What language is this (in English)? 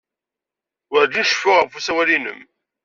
Kabyle